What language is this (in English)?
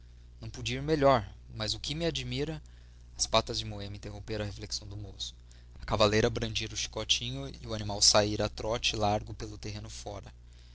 Portuguese